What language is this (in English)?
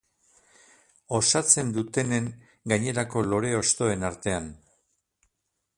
Basque